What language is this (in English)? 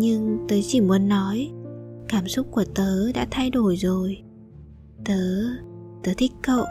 Vietnamese